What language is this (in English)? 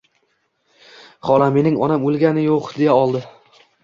Uzbek